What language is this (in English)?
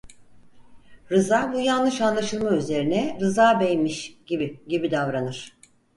Turkish